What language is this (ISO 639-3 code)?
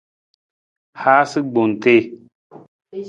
nmz